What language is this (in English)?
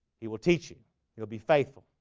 English